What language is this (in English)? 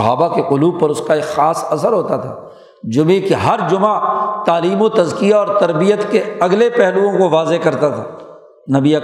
Urdu